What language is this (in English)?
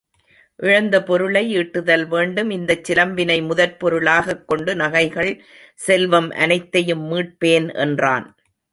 Tamil